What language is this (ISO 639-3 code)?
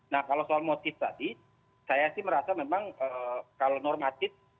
ind